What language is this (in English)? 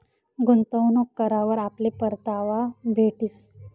Marathi